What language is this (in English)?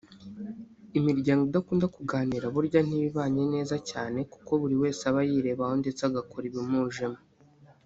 Kinyarwanda